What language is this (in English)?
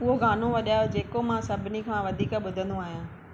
Sindhi